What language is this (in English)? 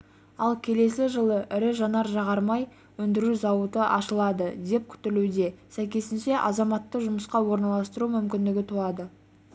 Kazakh